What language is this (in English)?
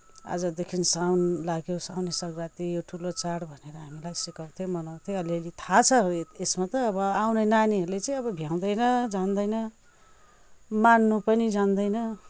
Nepali